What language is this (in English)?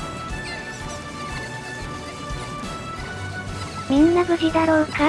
Japanese